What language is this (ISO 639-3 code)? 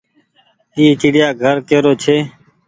gig